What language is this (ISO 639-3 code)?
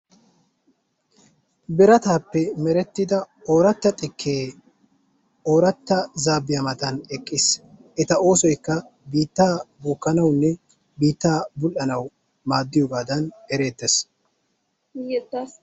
wal